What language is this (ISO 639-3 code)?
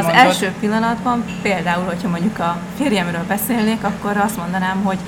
hun